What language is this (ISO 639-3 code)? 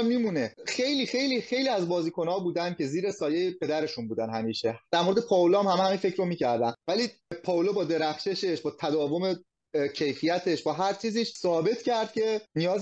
fas